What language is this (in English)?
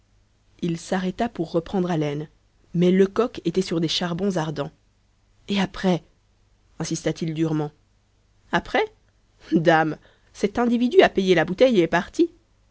French